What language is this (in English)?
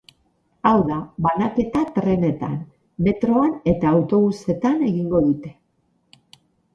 Basque